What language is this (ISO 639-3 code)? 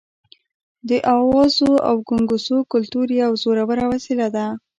pus